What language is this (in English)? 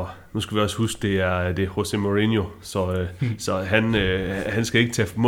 Danish